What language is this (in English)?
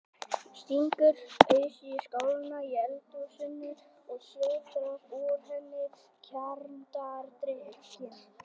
Icelandic